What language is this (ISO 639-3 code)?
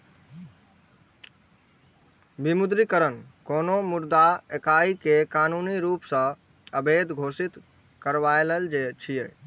mai